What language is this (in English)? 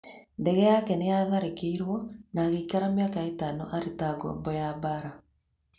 Kikuyu